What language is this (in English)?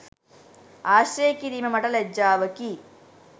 Sinhala